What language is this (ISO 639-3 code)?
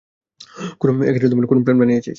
ben